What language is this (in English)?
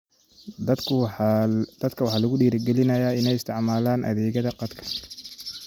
Somali